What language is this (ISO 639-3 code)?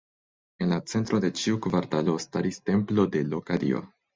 epo